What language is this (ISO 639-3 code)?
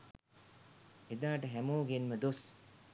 sin